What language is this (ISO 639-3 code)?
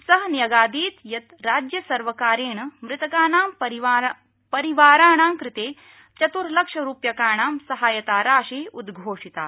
san